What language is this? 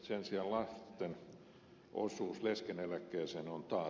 Finnish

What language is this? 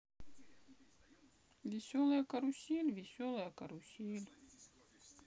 Russian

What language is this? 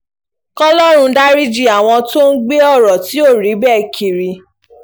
Yoruba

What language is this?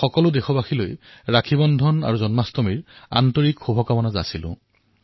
Assamese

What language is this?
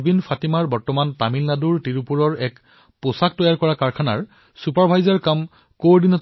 Assamese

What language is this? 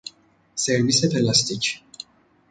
Persian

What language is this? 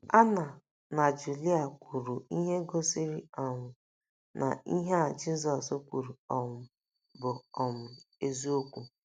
Igbo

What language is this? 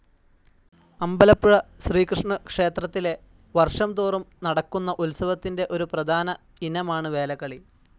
Malayalam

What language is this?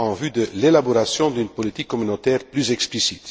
French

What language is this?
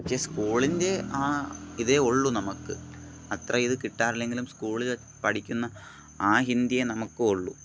Malayalam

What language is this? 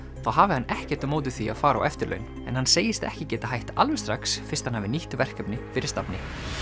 Icelandic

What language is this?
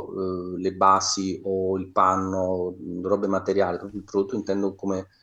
Italian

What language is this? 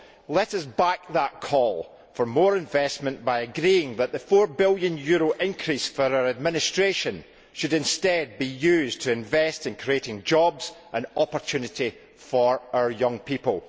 English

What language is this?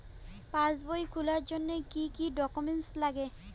Bangla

